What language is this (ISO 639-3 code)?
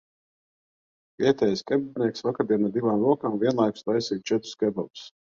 lav